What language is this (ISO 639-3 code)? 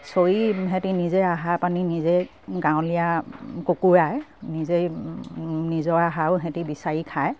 asm